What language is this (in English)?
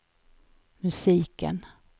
Swedish